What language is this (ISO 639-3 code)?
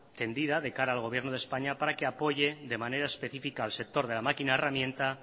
spa